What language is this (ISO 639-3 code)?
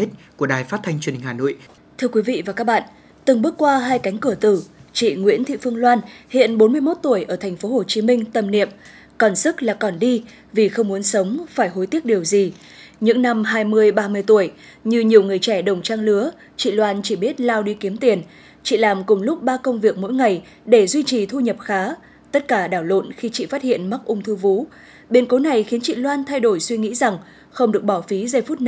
vie